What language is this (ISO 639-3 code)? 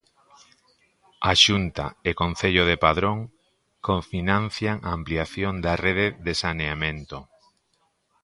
glg